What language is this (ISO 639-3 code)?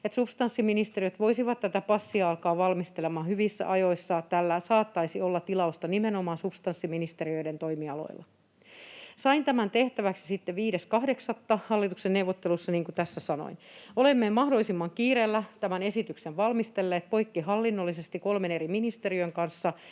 fin